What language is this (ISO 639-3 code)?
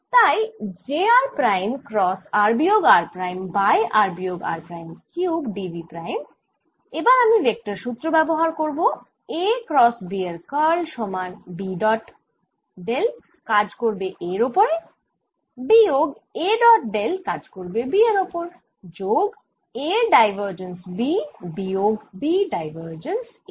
ben